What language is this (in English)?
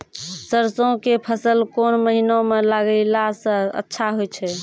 Maithili